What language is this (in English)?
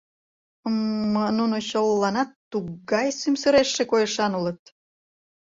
Mari